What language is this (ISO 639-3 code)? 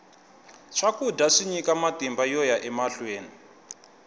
tso